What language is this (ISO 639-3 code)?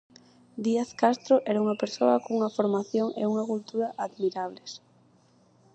glg